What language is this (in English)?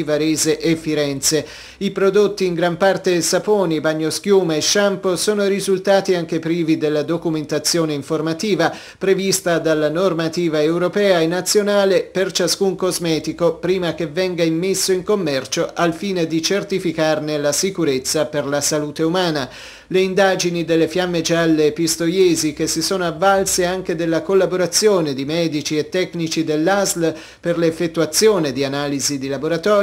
Italian